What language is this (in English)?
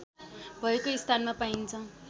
Nepali